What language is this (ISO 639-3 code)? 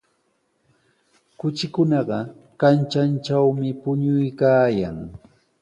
qws